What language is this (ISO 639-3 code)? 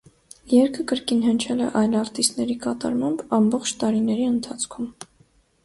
hye